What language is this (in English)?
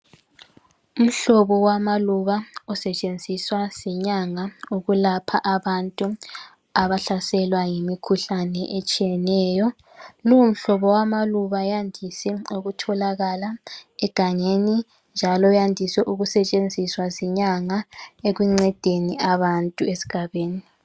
North Ndebele